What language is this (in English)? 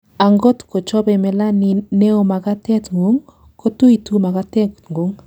Kalenjin